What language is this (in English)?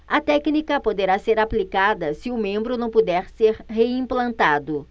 Portuguese